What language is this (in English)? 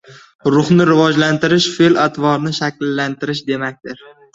Uzbek